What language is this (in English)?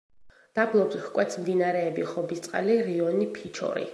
Georgian